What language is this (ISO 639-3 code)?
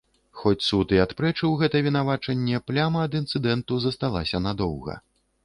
bel